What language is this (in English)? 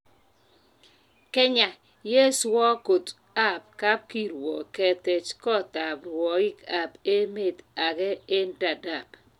Kalenjin